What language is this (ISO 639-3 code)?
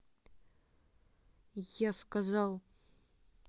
rus